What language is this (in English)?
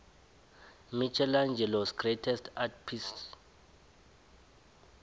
South Ndebele